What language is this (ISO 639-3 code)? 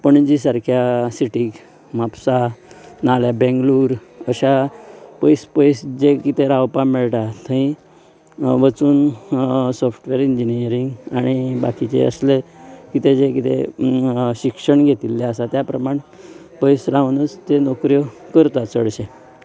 kok